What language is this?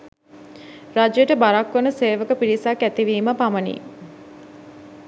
Sinhala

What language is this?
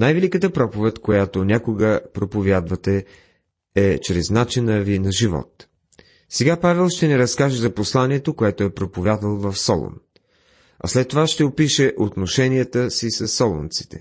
Bulgarian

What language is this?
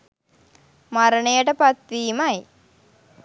Sinhala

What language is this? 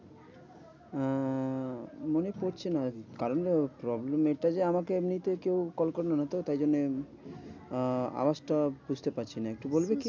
Bangla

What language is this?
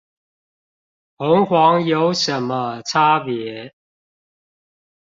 Chinese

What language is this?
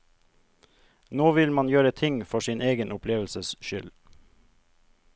Norwegian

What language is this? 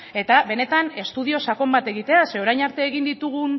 Basque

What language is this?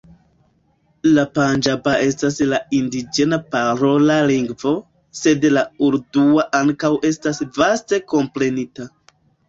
Esperanto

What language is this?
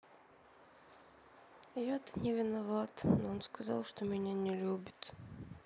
Russian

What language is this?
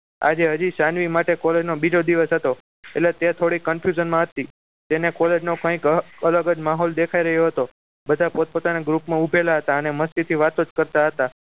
Gujarati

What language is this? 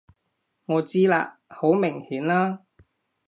Cantonese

